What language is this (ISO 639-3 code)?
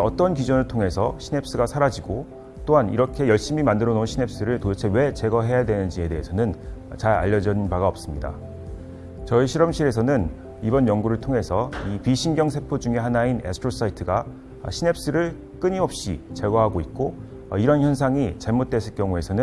kor